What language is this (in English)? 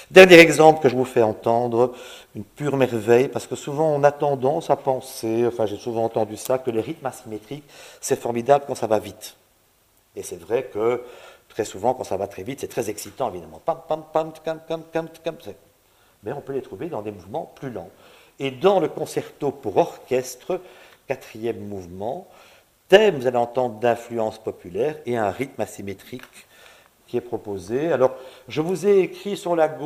French